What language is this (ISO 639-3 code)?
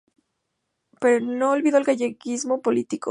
spa